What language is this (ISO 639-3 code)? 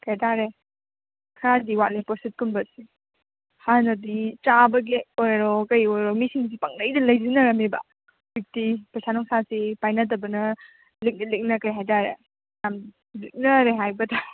mni